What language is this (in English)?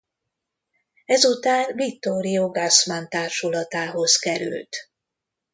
Hungarian